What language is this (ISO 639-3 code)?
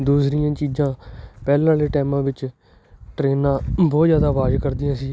pan